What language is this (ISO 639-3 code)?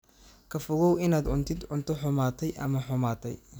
som